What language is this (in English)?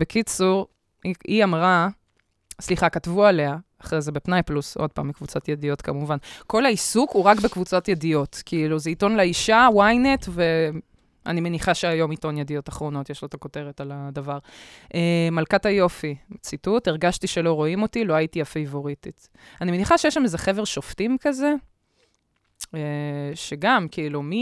Hebrew